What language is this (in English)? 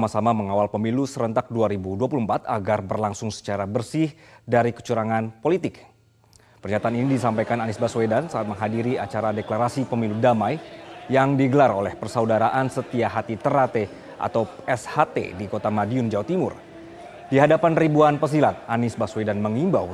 Indonesian